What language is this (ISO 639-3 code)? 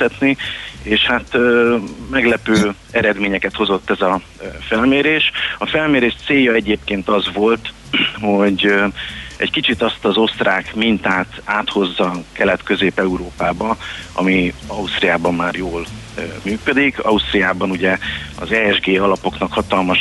hun